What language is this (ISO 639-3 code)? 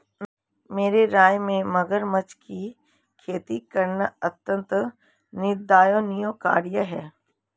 hin